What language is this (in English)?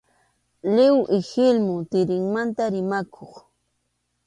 Arequipa-La Unión Quechua